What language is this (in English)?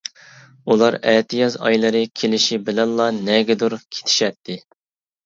Uyghur